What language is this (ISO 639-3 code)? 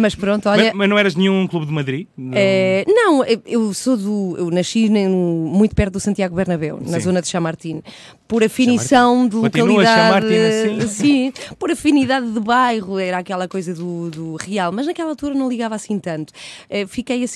por